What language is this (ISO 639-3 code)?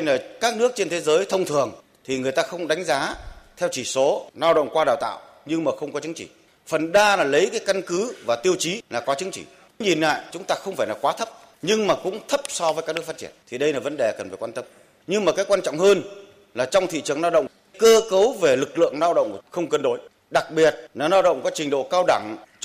vie